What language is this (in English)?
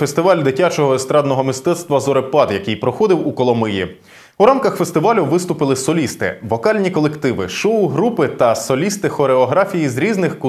Ukrainian